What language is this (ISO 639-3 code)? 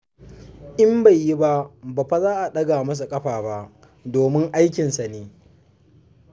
hau